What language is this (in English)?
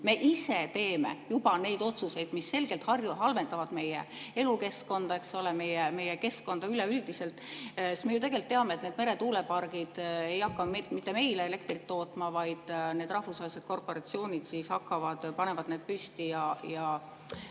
Estonian